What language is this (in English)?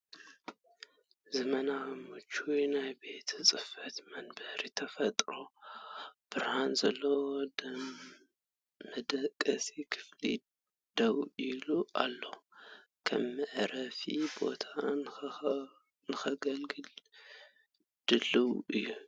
Tigrinya